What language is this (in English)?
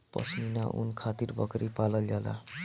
Bhojpuri